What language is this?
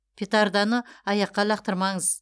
Kazakh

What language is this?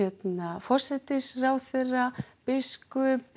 Icelandic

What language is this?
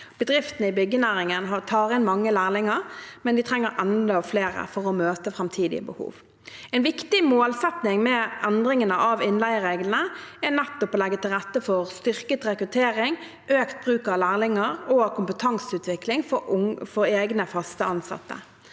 Norwegian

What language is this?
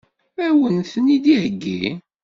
Kabyle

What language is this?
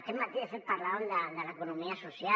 Catalan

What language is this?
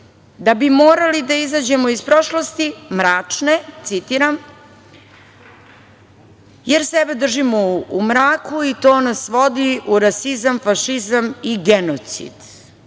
Serbian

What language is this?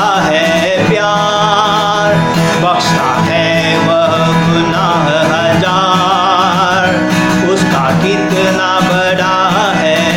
Hindi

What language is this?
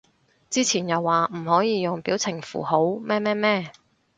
Cantonese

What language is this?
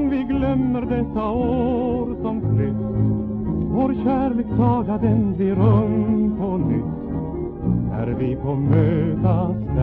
Greek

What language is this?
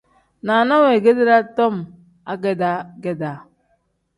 Tem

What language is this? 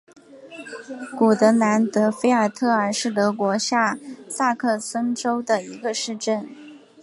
Chinese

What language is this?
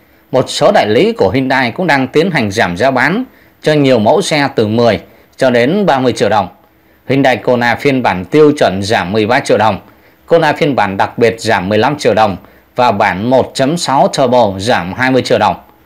Vietnamese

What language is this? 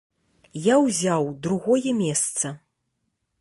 Belarusian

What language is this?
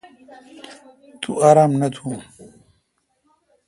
Kalkoti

